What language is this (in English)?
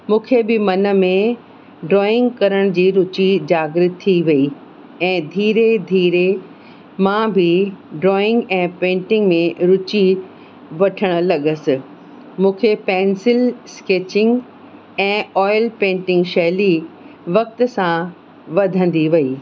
Sindhi